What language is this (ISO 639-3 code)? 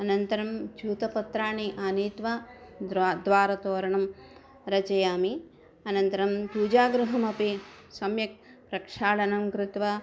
san